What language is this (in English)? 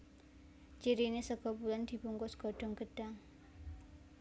Javanese